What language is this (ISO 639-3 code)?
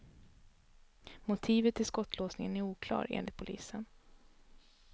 swe